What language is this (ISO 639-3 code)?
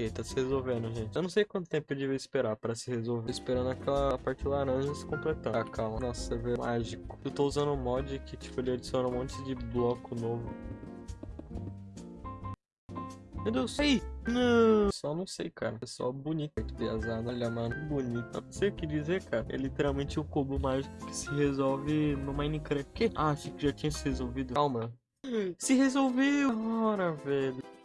por